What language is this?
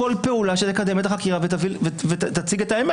Hebrew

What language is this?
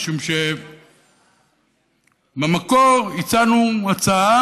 Hebrew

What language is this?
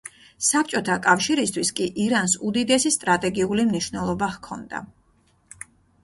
Georgian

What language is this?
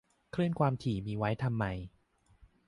Thai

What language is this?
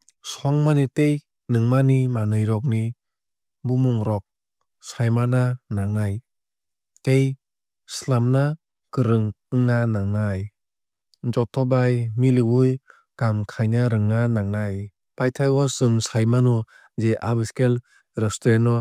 Kok Borok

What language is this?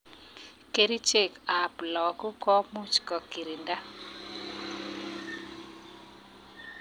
Kalenjin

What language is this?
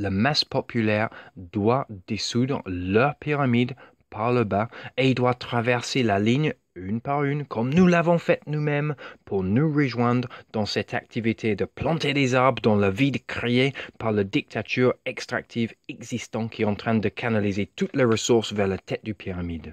French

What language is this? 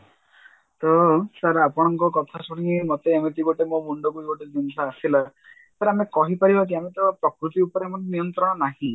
Odia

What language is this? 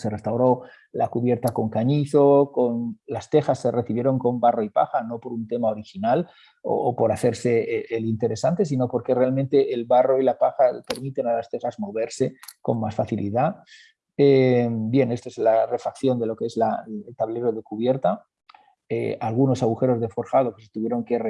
Spanish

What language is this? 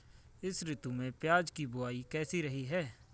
Hindi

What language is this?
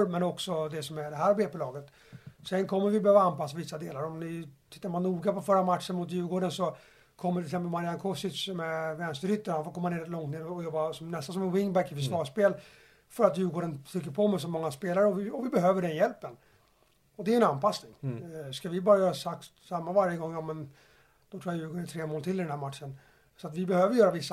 Swedish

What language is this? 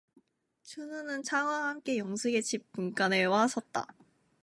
Korean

